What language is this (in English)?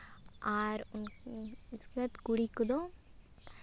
Santali